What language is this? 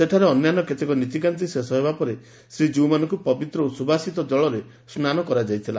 Odia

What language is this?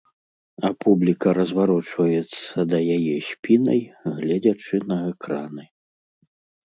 Belarusian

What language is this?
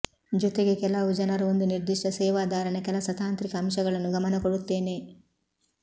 Kannada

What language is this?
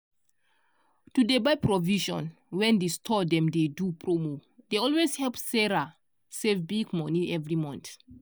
Nigerian Pidgin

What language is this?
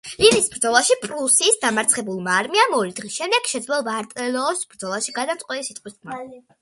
Georgian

